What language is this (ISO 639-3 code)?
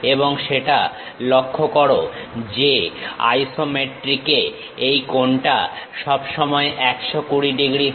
ben